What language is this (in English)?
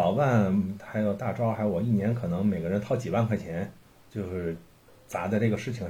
Chinese